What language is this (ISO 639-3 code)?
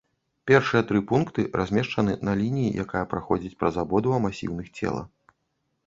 bel